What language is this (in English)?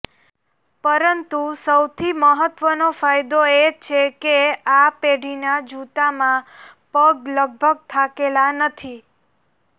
Gujarati